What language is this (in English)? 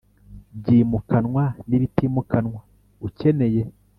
Kinyarwanda